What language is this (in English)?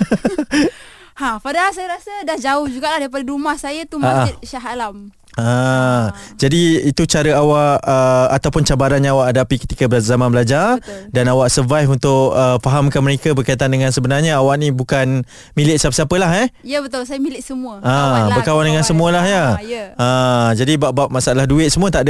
Malay